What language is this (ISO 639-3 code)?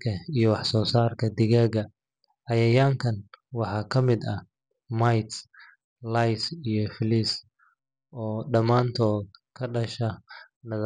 som